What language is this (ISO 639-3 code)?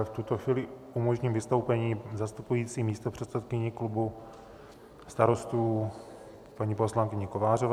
ces